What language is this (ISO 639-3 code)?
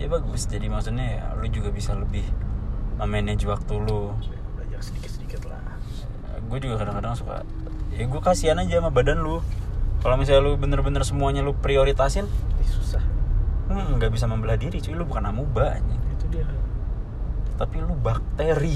ind